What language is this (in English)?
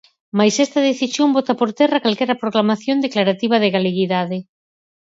Galician